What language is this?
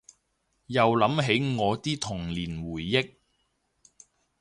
Cantonese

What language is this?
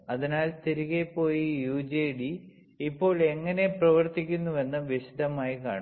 Malayalam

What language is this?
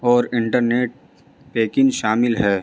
Urdu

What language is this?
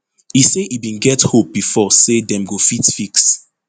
Nigerian Pidgin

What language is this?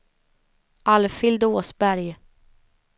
Swedish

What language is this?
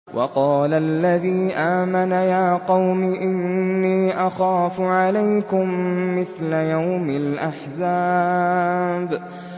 Arabic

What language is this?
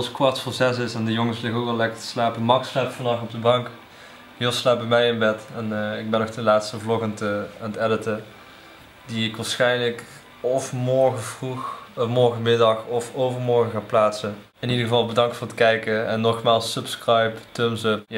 Dutch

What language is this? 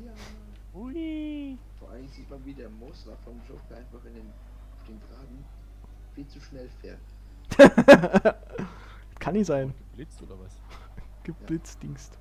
German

